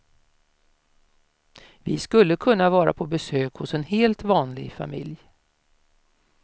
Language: Swedish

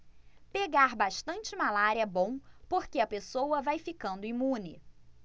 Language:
Portuguese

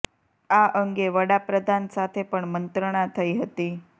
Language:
Gujarati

